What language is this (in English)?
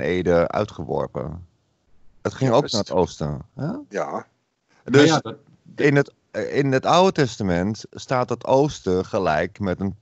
Dutch